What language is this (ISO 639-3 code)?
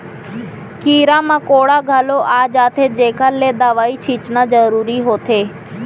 hne